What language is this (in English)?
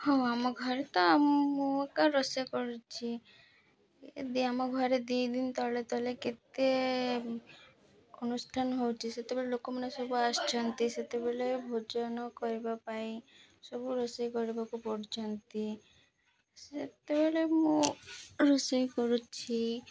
Odia